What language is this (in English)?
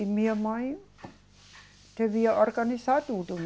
Portuguese